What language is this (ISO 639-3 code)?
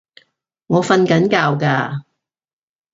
yue